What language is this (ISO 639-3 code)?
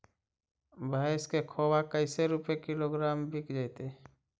mag